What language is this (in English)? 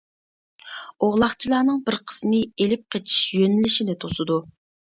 Uyghur